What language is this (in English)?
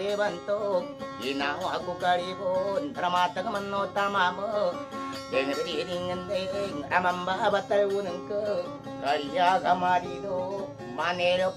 Indonesian